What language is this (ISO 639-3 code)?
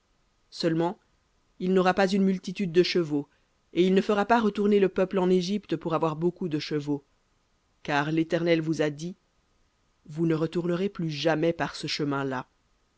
fra